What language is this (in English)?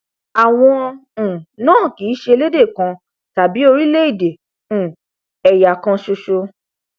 Yoruba